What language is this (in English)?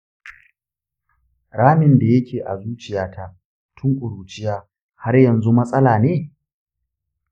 Hausa